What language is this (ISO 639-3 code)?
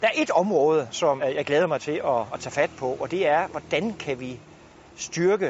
dan